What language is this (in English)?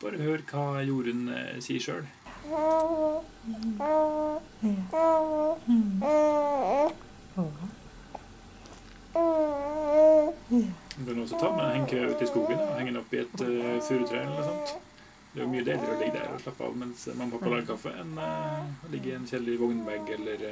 Norwegian